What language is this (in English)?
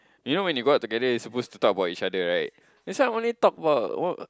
English